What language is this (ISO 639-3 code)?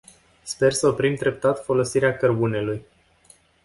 ron